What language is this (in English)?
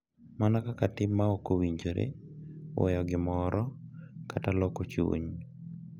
Luo (Kenya and Tanzania)